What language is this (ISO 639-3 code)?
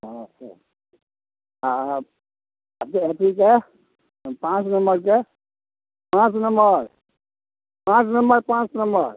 mai